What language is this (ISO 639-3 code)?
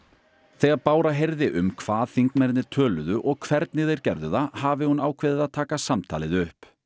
isl